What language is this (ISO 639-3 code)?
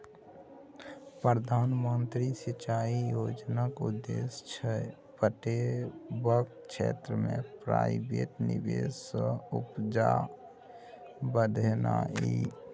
mai